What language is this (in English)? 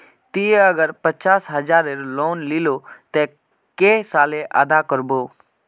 Magahi